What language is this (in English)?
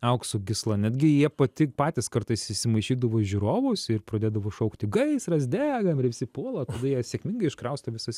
Lithuanian